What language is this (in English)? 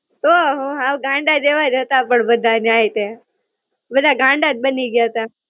Gujarati